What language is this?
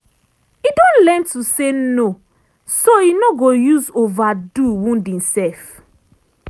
Nigerian Pidgin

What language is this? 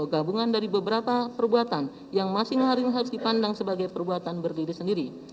Indonesian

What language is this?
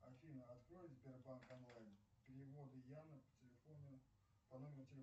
Russian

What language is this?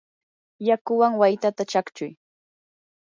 Yanahuanca Pasco Quechua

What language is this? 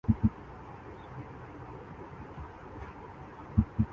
Urdu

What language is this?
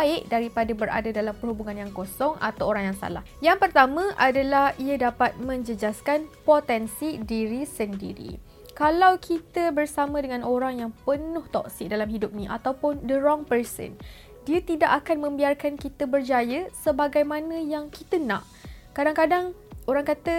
Malay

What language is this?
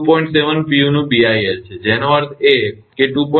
Gujarati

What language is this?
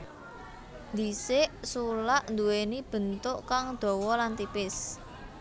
Javanese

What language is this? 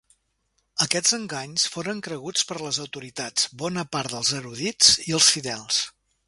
Catalan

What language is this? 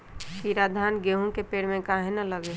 Magahi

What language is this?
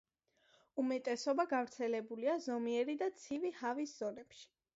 Georgian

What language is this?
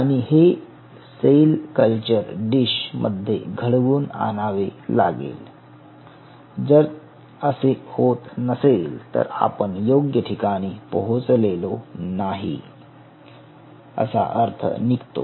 Marathi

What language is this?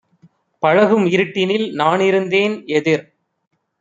Tamil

